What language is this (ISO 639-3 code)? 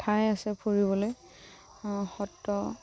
asm